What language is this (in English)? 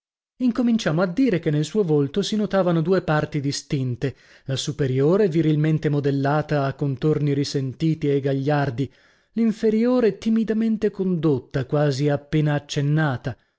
Italian